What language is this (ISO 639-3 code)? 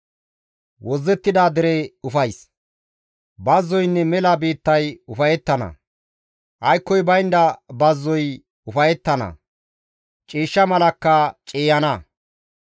gmv